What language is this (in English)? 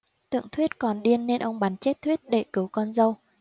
Vietnamese